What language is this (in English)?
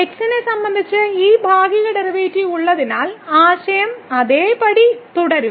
Malayalam